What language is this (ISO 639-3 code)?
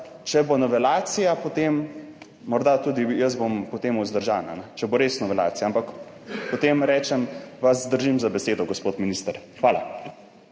slv